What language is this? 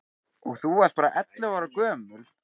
Icelandic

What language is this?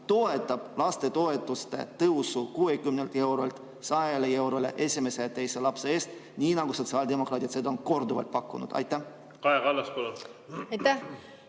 Estonian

